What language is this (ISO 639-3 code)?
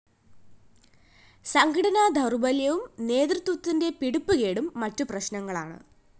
mal